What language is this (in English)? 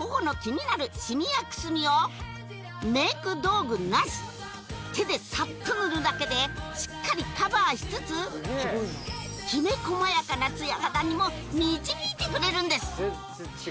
Japanese